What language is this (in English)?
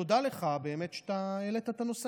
Hebrew